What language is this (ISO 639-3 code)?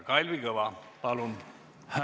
est